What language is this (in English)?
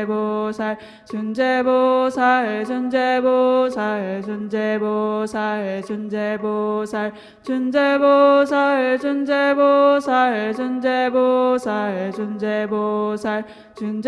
Korean